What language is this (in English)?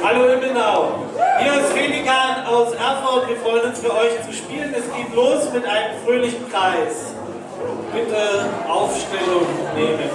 German